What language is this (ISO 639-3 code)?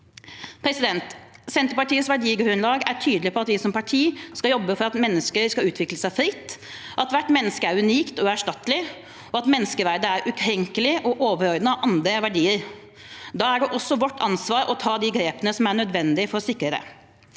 nor